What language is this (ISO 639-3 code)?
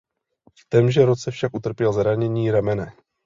ces